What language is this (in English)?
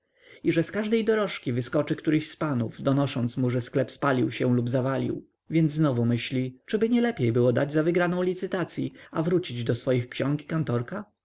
Polish